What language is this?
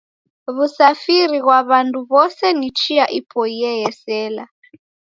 Taita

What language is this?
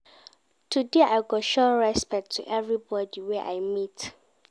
Nigerian Pidgin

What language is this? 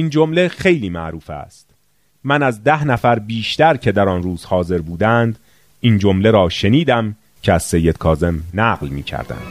Persian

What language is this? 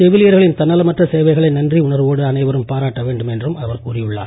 Tamil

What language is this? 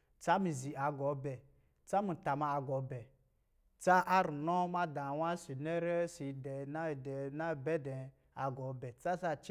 Lijili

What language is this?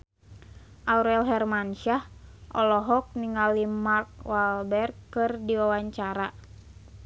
Sundanese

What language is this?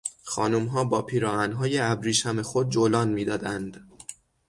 Persian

